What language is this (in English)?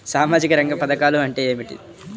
Telugu